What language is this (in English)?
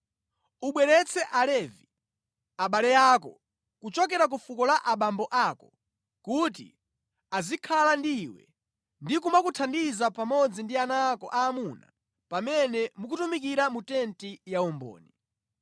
Nyanja